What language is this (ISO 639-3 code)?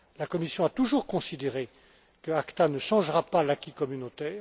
fra